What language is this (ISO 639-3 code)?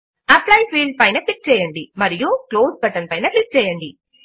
tel